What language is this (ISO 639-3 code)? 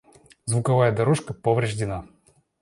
rus